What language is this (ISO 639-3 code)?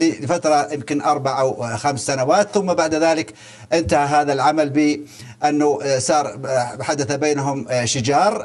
ara